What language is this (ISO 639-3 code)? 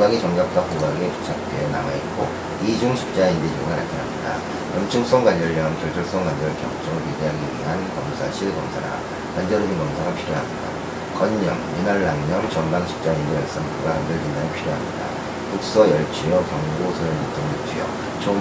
kor